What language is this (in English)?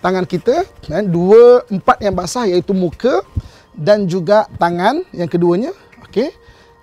Malay